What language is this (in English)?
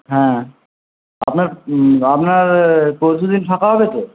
Bangla